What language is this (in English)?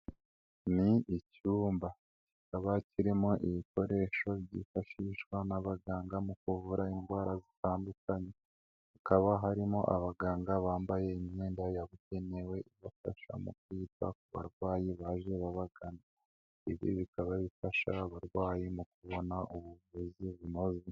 Kinyarwanda